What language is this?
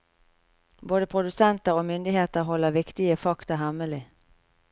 Norwegian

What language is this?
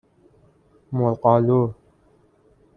Persian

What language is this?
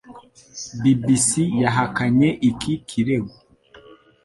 Kinyarwanda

